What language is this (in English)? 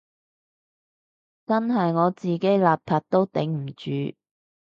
Cantonese